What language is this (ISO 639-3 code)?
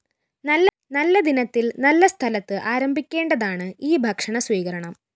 mal